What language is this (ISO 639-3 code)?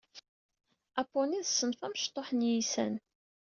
kab